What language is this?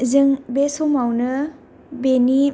Bodo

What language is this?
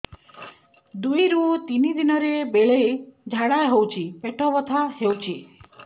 Odia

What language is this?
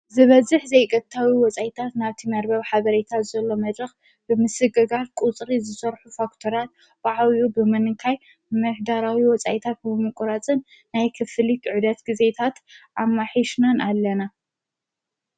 Tigrinya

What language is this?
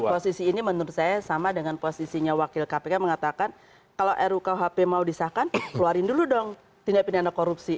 Indonesian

